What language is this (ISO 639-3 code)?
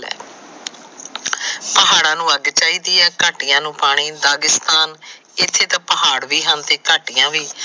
pan